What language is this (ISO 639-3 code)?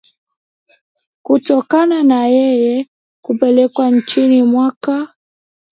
swa